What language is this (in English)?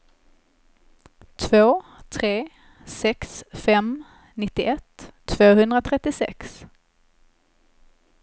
Swedish